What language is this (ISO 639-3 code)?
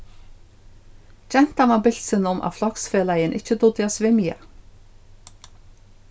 fao